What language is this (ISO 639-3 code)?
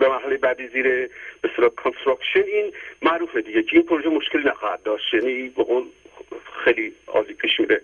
fas